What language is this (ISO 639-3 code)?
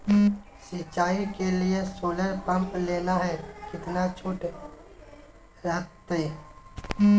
mag